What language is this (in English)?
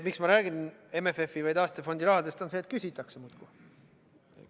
Estonian